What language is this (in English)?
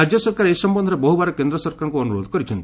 Odia